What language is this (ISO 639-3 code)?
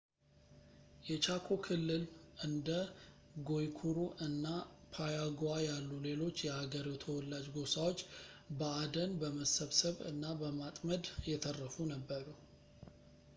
amh